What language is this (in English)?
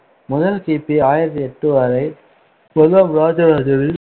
Tamil